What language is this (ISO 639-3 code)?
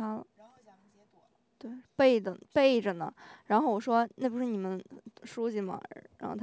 zho